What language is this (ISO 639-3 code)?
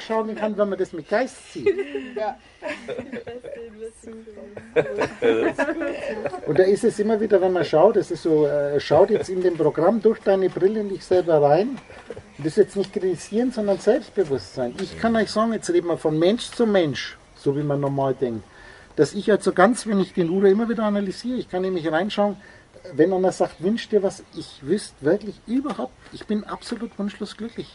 deu